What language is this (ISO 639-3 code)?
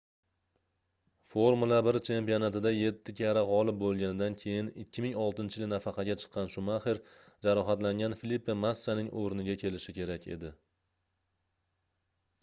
uzb